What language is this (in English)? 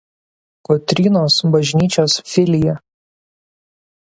Lithuanian